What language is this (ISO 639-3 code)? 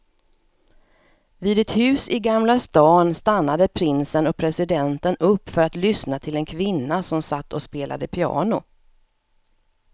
swe